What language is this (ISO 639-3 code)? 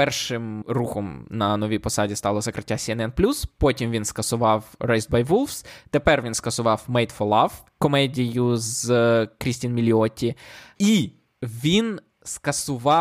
ukr